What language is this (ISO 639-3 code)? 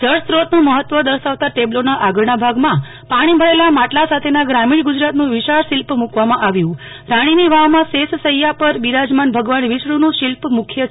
guj